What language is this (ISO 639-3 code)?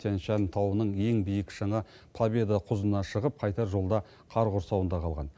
kaz